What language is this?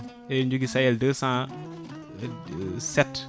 Fula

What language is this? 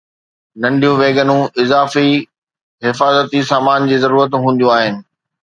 Sindhi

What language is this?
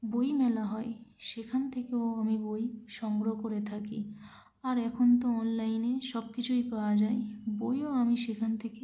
Bangla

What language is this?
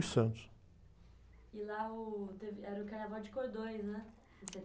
Portuguese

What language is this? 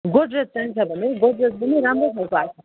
Nepali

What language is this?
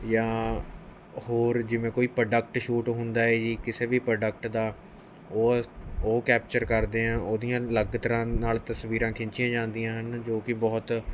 Punjabi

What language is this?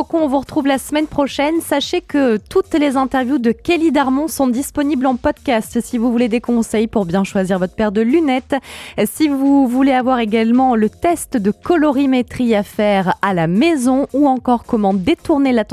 French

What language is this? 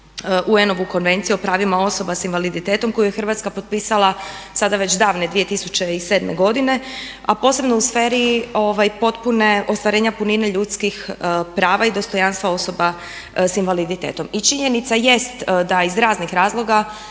Croatian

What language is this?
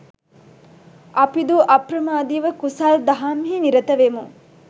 Sinhala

